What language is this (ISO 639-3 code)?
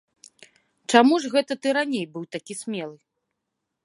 bel